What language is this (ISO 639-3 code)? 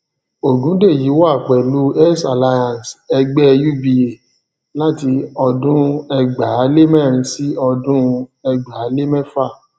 yor